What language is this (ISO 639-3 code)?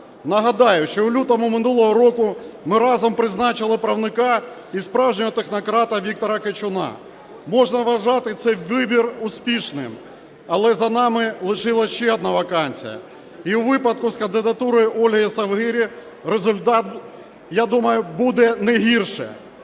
ukr